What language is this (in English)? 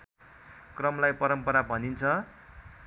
Nepali